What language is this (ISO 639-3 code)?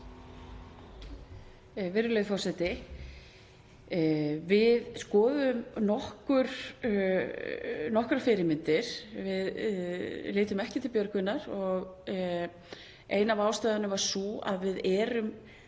isl